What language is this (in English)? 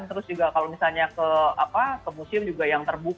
Indonesian